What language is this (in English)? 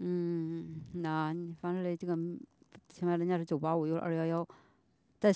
Chinese